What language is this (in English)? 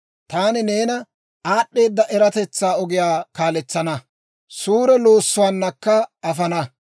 Dawro